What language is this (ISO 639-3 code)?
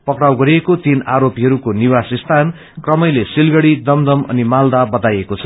nep